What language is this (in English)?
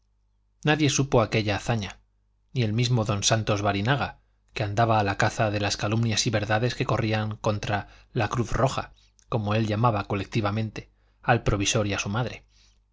Spanish